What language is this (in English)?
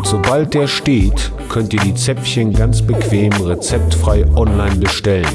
German